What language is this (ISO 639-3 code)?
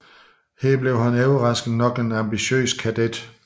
dan